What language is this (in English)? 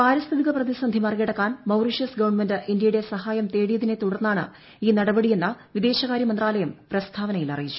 Malayalam